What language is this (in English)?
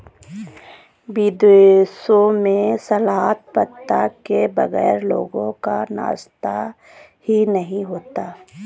Hindi